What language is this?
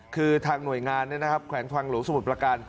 Thai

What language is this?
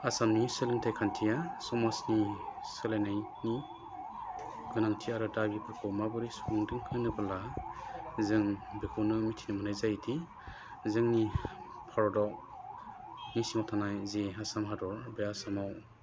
Bodo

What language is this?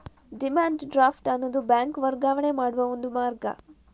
Kannada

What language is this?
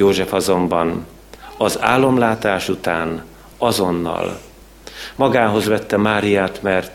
Hungarian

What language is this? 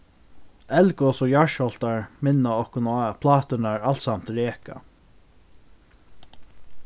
Faroese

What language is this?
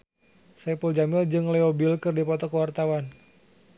Sundanese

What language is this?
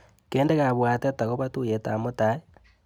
Kalenjin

